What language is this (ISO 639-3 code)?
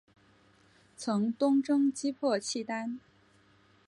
zho